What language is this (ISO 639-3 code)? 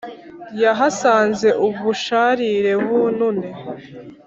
kin